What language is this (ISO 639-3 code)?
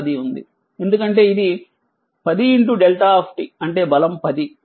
tel